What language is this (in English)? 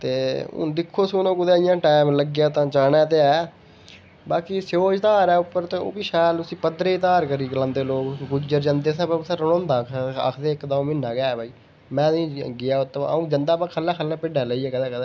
Dogri